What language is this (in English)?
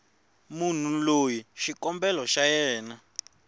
Tsonga